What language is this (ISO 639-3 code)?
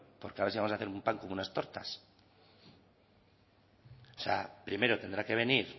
spa